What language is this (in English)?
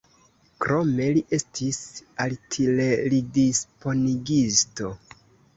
Esperanto